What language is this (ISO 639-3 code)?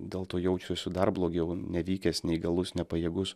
lit